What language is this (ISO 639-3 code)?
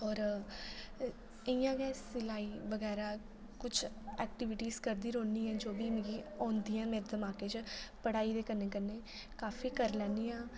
doi